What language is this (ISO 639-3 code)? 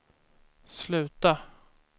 swe